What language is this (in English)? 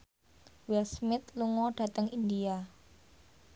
Javanese